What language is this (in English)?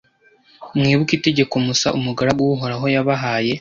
Kinyarwanda